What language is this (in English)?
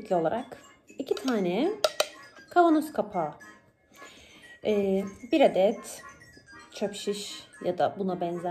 Turkish